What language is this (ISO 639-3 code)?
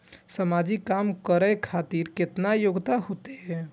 mai